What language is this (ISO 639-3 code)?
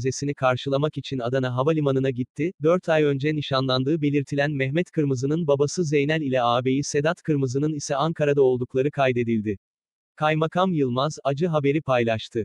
tur